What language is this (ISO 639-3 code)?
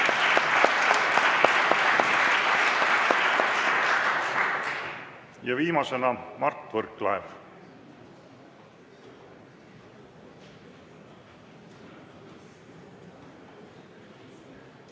est